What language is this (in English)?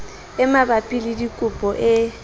Southern Sotho